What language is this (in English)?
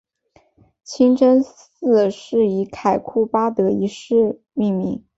Chinese